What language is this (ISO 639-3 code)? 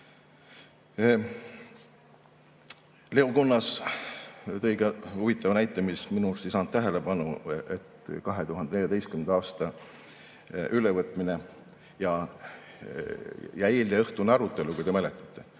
est